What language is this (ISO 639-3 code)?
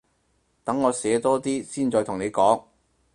yue